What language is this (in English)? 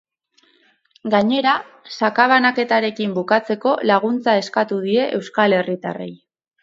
Basque